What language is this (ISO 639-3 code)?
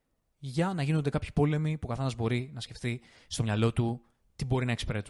ell